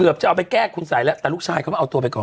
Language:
Thai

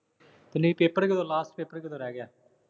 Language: Punjabi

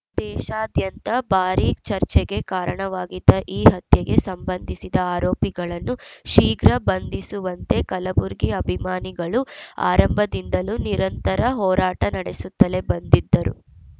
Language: Kannada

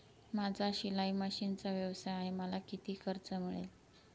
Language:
Marathi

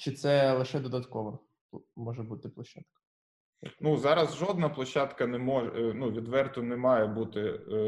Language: Ukrainian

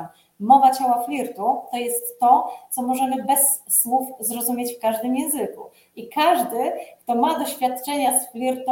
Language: Polish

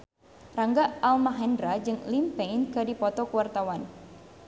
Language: Sundanese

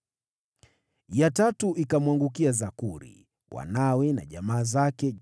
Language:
Swahili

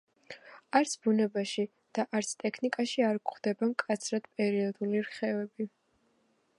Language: Georgian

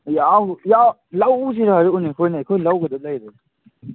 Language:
Manipuri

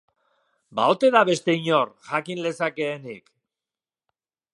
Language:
Basque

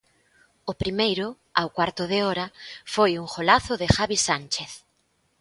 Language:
Galician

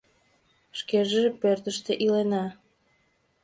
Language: Mari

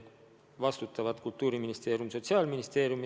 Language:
Estonian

